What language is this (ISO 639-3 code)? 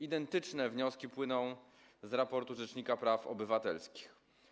pol